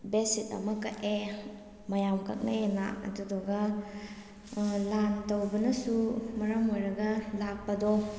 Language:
Manipuri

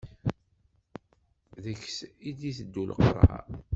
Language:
Kabyle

